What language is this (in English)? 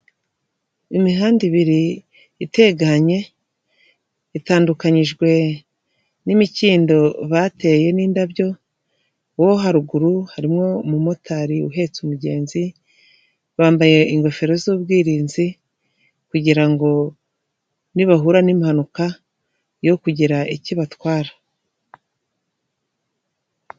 Kinyarwanda